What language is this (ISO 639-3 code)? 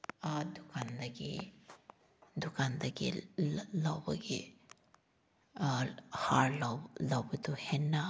mni